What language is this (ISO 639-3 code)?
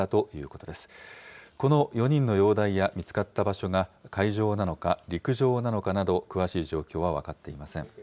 jpn